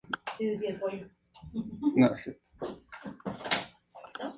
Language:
Spanish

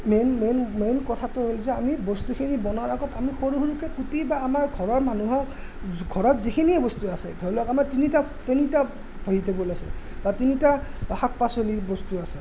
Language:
Assamese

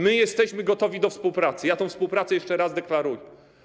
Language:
Polish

